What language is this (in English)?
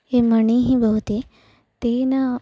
Sanskrit